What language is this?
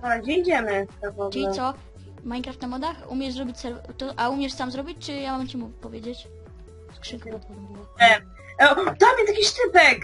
Polish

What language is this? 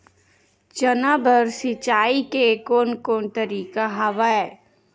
Chhattisgarhi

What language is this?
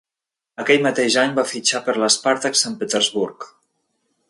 Catalan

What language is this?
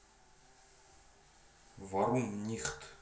Russian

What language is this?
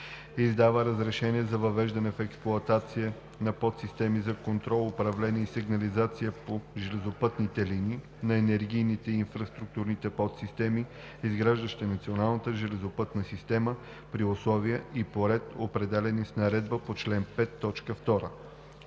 Bulgarian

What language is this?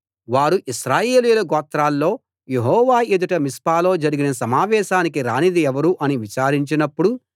Telugu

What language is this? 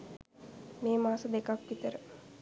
Sinhala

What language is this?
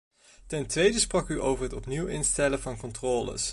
Dutch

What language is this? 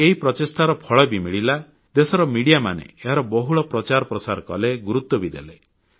Odia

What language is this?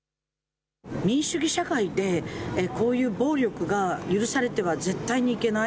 Japanese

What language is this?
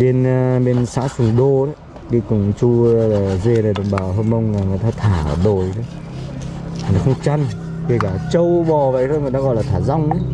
Vietnamese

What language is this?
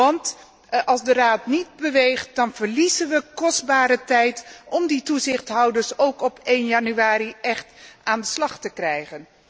Dutch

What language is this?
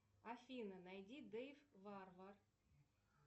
Russian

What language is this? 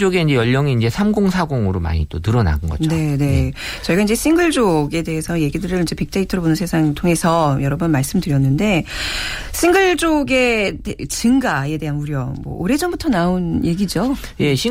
Korean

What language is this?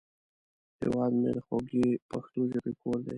Pashto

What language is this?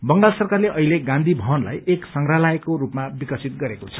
Nepali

